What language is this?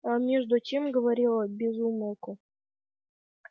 Russian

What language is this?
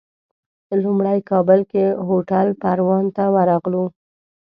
Pashto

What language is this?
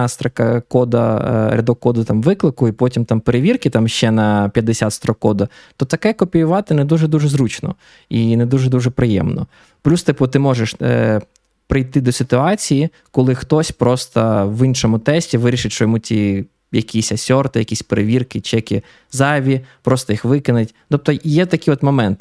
Ukrainian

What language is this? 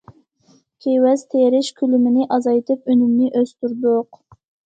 Uyghur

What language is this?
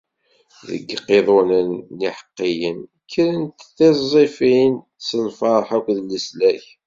Kabyle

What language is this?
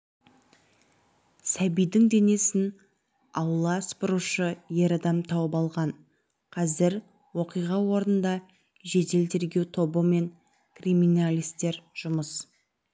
Kazakh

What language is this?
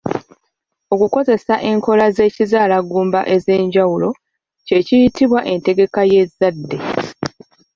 Ganda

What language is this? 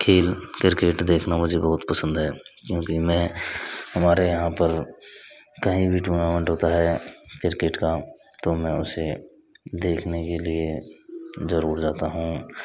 Hindi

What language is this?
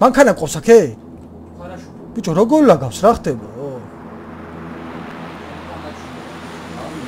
Korean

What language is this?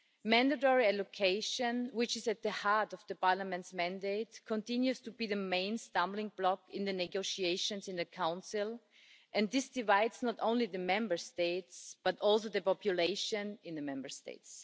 English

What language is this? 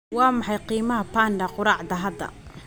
Somali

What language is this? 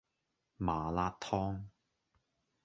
Cantonese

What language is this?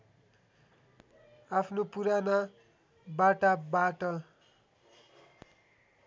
Nepali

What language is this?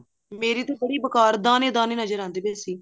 Punjabi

